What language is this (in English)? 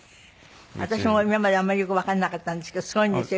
Japanese